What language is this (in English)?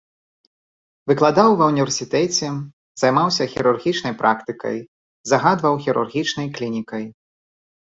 Belarusian